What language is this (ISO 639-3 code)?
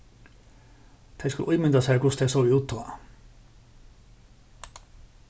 fao